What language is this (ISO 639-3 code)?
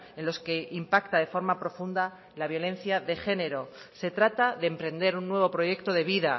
spa